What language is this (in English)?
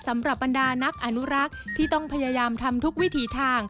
Thai